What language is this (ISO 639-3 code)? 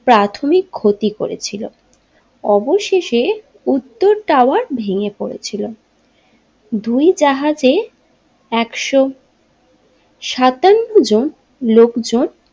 ben